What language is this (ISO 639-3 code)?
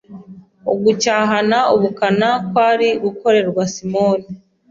kin